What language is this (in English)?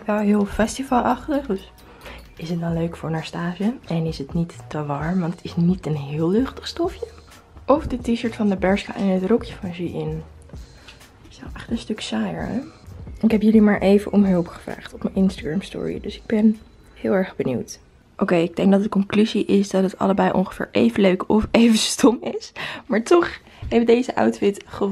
Dutch